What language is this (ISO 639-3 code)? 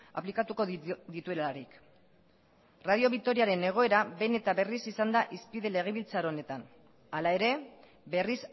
eus